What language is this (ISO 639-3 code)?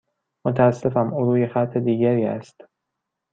fas